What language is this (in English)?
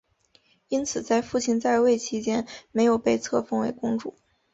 Chinese